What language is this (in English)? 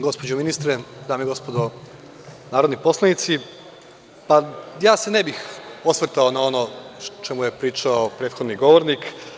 Serbian